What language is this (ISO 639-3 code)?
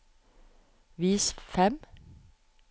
nor